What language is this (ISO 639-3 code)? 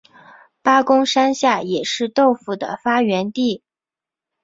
zho